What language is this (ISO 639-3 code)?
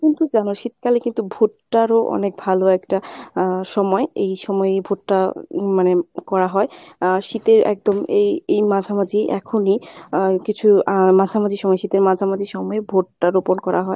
ben